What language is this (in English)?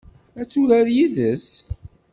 Kabyle